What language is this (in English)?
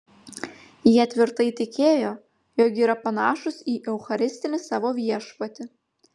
Lithuanian